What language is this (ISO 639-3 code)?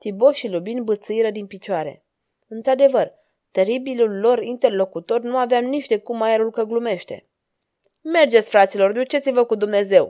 ron